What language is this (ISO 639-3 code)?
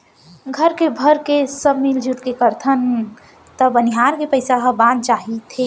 hne